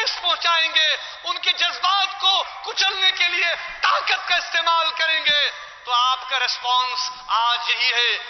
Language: Urdu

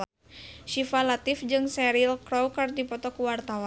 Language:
Sundanese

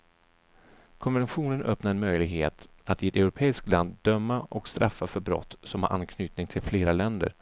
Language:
Swedish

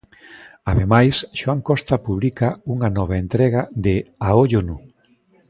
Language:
Galician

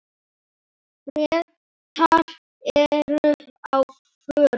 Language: Icelandic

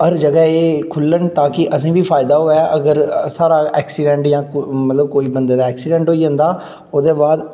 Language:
Dogri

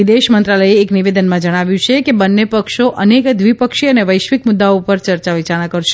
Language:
Gujarati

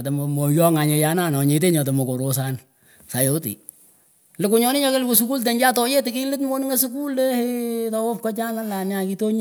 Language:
Pökoot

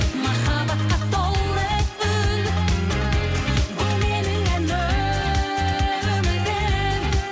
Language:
Kazakh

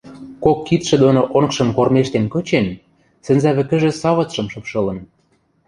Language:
Western Mari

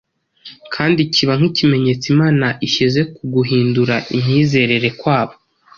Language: Kinyarwanda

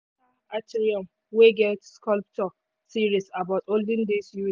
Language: Nigerian Pidgin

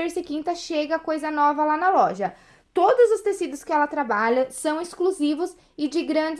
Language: Portuguese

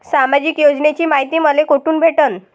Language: Marathi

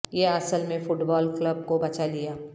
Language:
Urdu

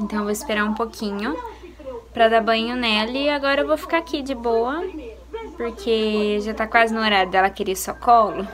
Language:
Portuguese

